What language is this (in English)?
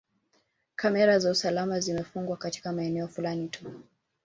Swahili